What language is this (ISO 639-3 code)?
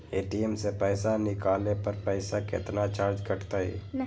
mag